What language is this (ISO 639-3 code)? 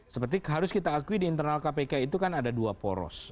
ind